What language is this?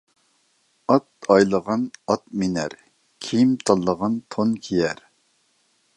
Uyghur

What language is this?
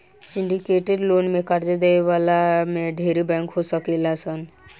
Bhojpuri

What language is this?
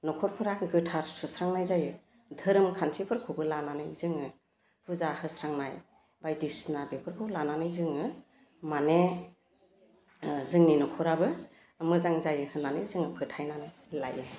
Bodo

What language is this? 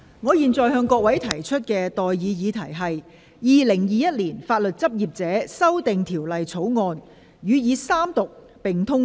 Cantonese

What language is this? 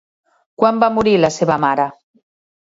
Catalan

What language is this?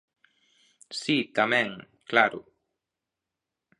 Galician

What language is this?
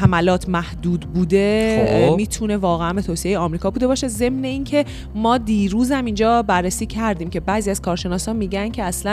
Persian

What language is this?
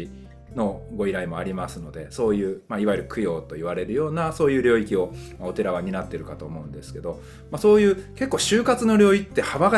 Japanese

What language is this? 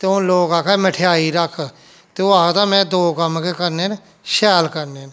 Dogri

